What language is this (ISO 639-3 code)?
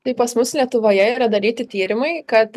lit